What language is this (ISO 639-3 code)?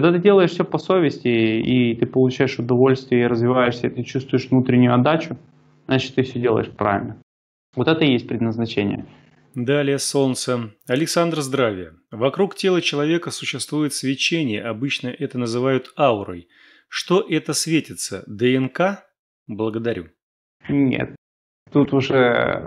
rus